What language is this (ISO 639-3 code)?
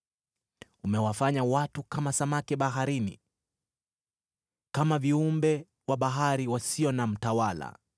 swa